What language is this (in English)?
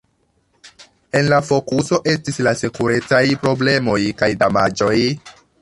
Esperanto